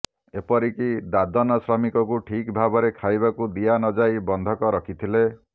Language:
Odia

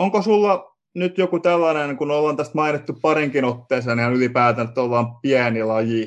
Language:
Finnish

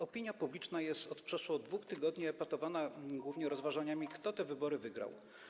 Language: Polish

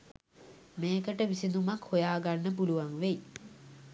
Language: Sinhala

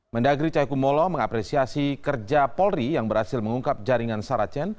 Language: Indonesian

